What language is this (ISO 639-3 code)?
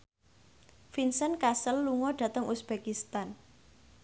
jav